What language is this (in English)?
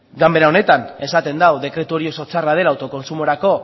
Basque